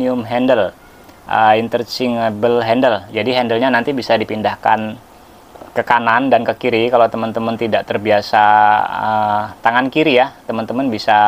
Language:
Indonesian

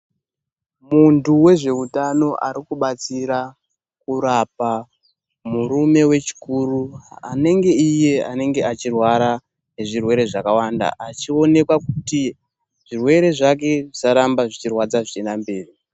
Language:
Ndau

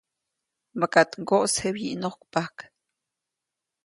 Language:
Copainalá Zoque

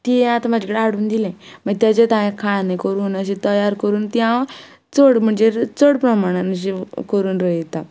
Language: Konkani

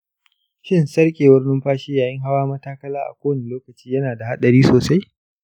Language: Hausa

